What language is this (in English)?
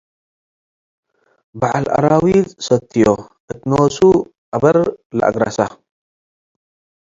Tigre